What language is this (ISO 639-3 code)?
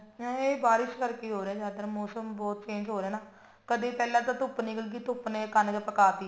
pan